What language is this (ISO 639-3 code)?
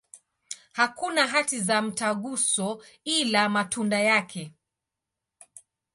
swa